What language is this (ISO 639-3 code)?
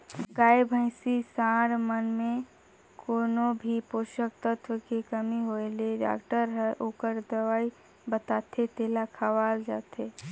hne